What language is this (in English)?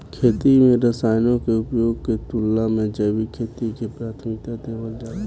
Bhojpuri